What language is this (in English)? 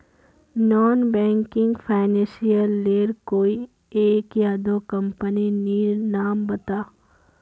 Magahi